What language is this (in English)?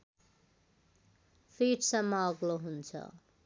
Nepali